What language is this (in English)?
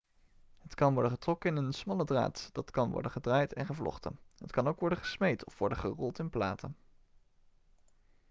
Dutch